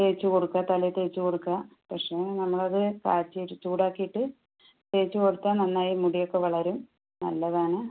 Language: Malayalam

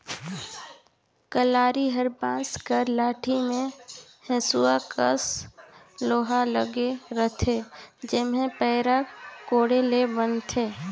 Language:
Chhattisgarhi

